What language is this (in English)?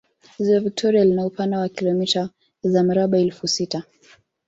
Swahili